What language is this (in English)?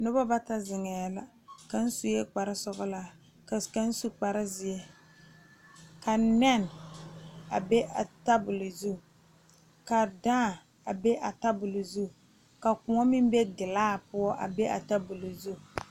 Southern Dagaare